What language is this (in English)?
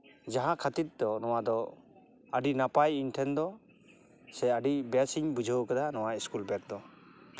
Santali